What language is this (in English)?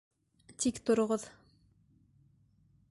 Bashkir